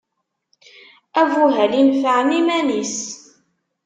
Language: Kabyle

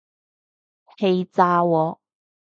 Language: Cantonese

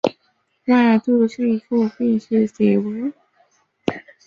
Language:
Chinese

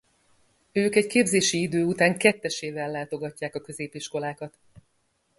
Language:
Hungarian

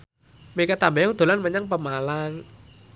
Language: Javanese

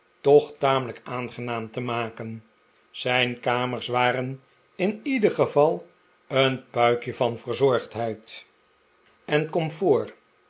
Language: Dutch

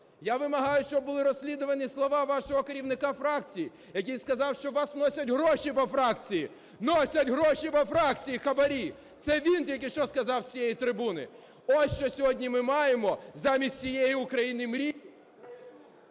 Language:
Ukrainian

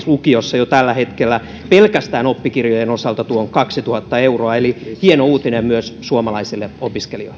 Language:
Finnish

